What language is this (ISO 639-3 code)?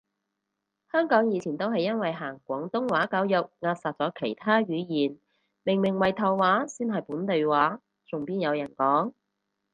yue